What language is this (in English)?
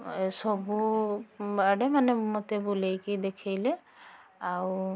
Odia